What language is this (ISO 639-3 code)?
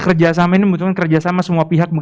ind